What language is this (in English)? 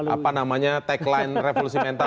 Indonesian